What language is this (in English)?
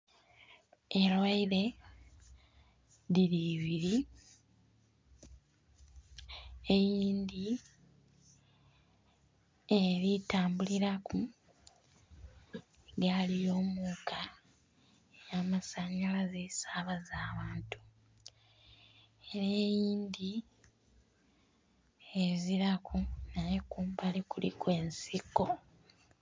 Soga